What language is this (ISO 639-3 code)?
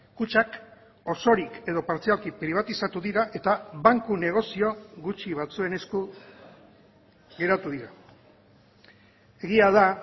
eus